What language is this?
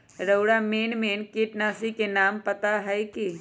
Magahi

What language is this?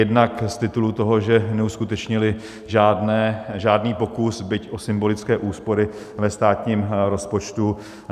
Czech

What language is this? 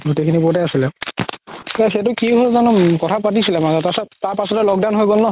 Assamese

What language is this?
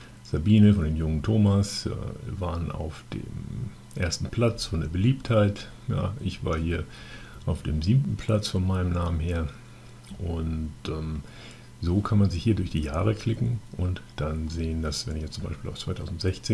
German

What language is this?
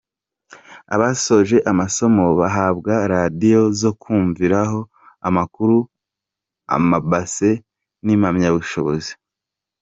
Kinyarwanda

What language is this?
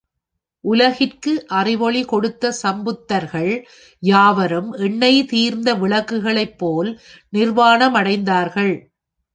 Tamil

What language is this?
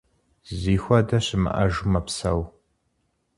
Kabardian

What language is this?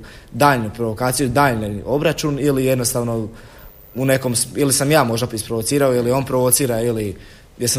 Croatian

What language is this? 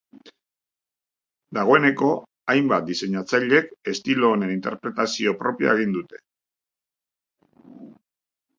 Basque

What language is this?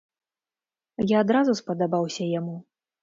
Belarusian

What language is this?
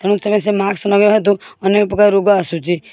Odia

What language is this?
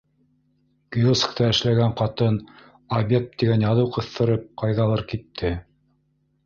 Bashkir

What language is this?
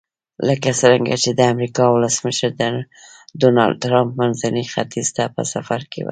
Pashto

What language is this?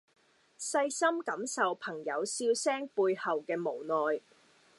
Cantonese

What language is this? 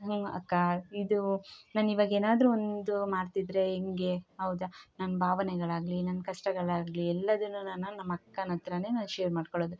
Kannada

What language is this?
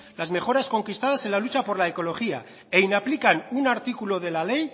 Spanish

